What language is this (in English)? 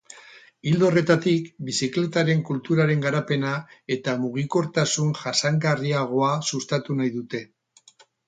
Basque